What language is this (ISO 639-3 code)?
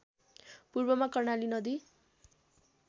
nep